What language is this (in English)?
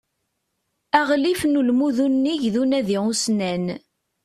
Kabyle